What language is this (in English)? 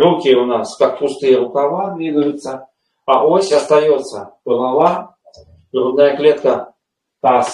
Russian